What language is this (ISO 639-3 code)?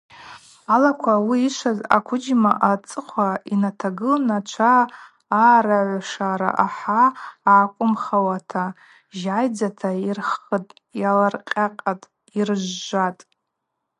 abq